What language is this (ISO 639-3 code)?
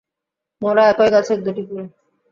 ben